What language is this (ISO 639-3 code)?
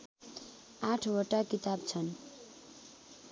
nep